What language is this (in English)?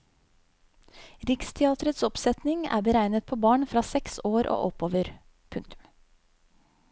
Norwegian